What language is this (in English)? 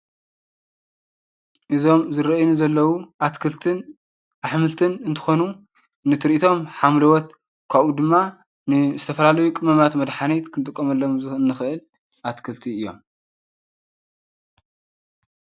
Tigrinya